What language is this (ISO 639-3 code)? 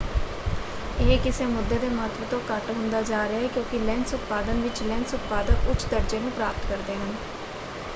pan